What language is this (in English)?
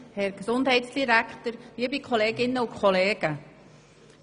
Swiss German